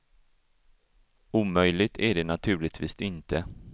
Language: Swedish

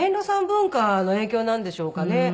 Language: Japanese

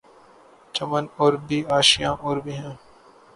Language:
Urdu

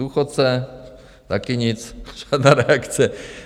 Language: Czech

